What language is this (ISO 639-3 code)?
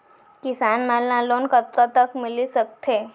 hne